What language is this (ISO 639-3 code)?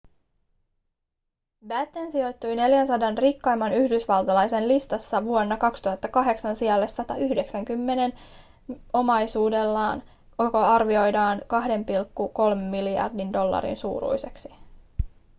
fin